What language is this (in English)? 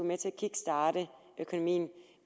Danish